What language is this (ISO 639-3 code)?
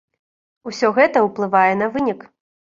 bel